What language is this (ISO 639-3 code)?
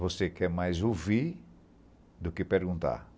por